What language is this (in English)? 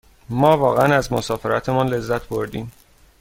Persian